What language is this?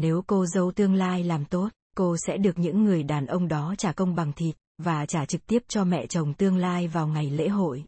Vietnamese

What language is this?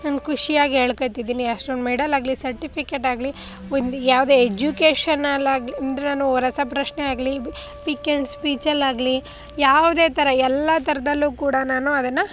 Kannada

